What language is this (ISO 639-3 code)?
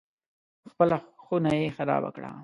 pus